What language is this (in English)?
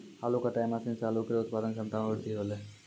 Maithili